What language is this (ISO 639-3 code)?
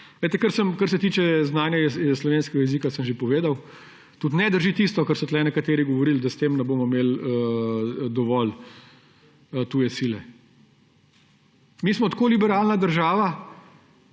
slv